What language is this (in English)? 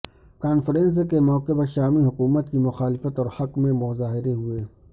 Urdu